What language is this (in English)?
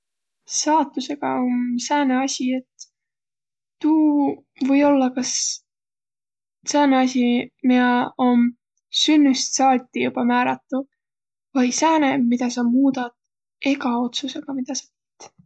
Võro